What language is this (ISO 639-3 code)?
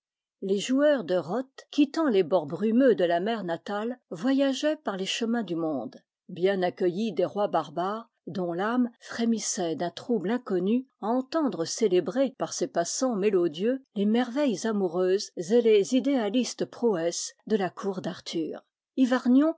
fra